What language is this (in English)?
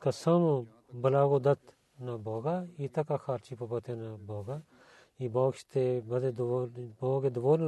Bulgarian